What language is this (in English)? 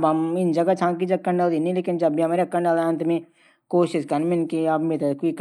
Garhwali